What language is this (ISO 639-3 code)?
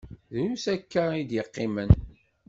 kab